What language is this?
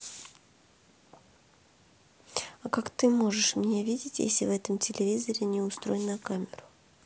Russian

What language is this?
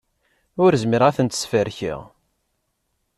Kabyle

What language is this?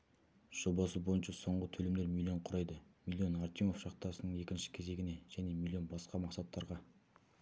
Kazakh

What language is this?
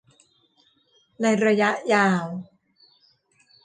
Thai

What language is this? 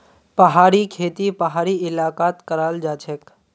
Magahi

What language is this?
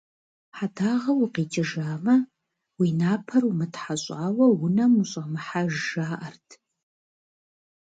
Kabardian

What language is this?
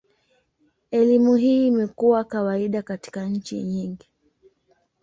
Swahili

